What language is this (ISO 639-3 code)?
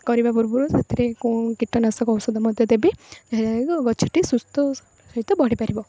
ori